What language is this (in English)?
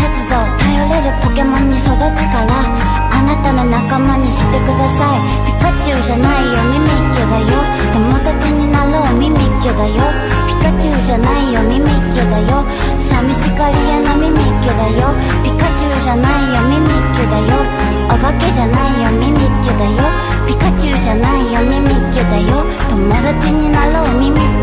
Japanese